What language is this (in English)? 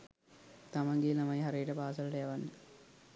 Sinhala